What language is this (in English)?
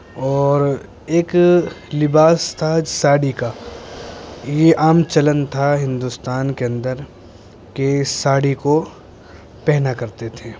Urdu